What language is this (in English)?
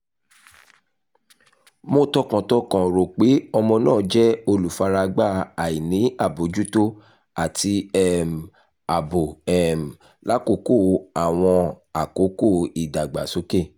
Yoruba